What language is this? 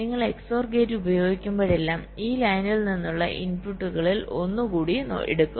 Malayalam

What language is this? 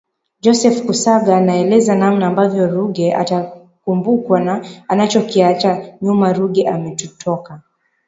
Swahili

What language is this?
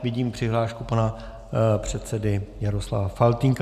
Czech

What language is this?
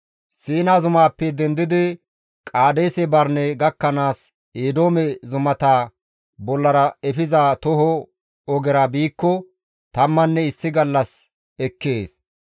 Gamo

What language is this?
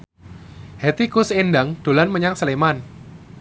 Javanese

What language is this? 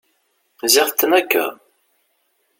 Kabyle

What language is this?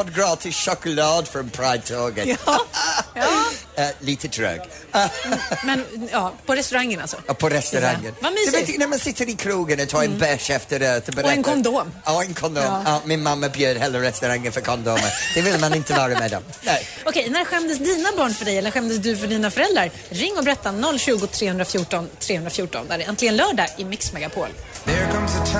Swedish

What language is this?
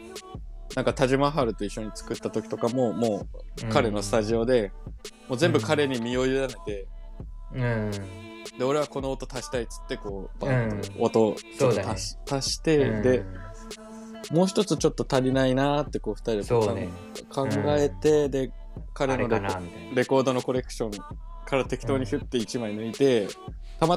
Japanese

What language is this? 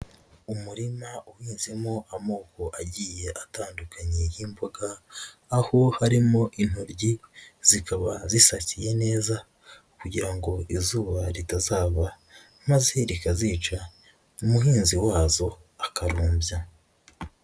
Kinyarwanda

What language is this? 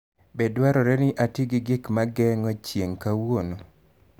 Luo (Kenya and Tanzania)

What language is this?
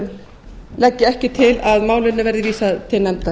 Icelandic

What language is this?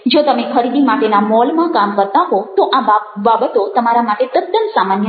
Gujarati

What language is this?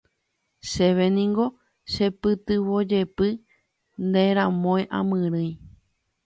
Guarani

